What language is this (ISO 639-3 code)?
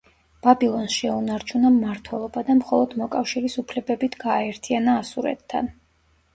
kat